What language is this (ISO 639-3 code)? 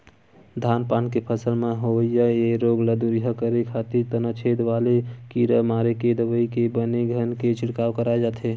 hne